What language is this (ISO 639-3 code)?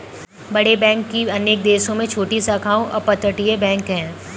hin